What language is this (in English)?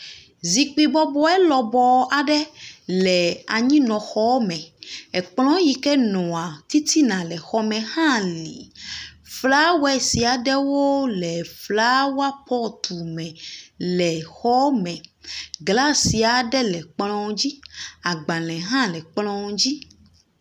Ewe